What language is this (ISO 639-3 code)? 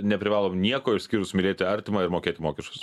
lit